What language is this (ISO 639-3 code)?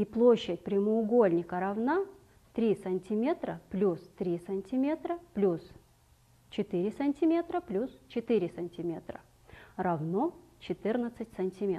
rus